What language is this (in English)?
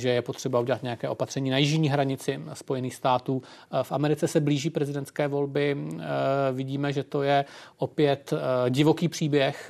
Czech